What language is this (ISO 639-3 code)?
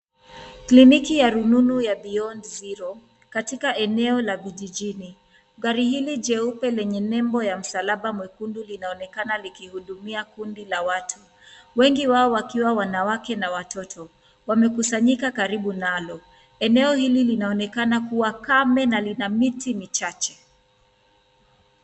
swa